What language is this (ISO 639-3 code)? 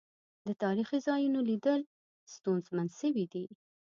pus